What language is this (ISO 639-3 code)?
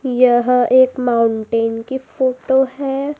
hin